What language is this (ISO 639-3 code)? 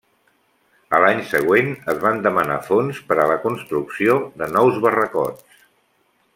cat